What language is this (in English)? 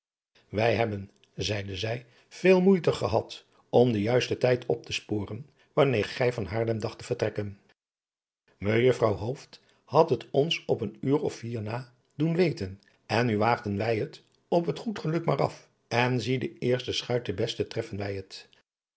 Dutch